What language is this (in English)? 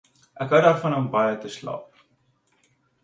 Afrikaans